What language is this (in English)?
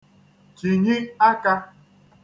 Igbo